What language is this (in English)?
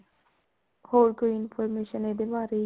Punjabi